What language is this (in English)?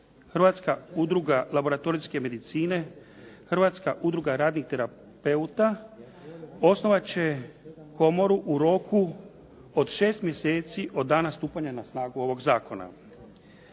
Croatian